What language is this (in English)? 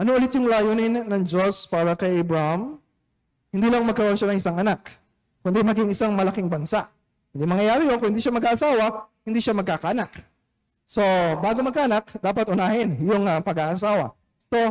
Filipino